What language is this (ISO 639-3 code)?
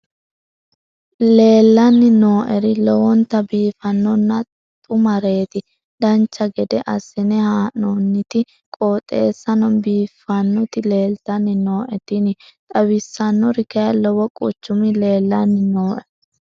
sid